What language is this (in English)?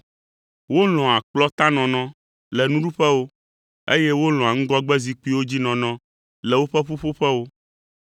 Ewe